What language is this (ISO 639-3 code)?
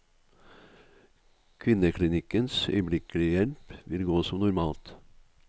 nor